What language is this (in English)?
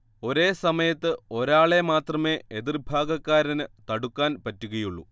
Malayalam